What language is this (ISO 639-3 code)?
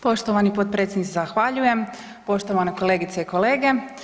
hrv